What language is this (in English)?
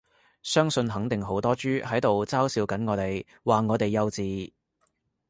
Cantonese